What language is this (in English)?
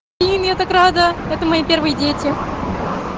Russian